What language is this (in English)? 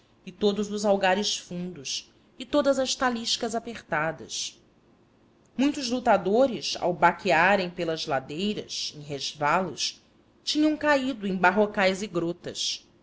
Portuguese